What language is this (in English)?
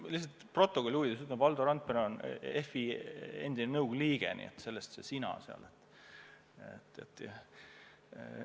Estonian